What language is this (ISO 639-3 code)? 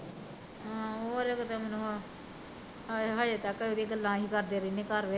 pan